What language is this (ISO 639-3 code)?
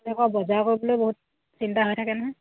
asm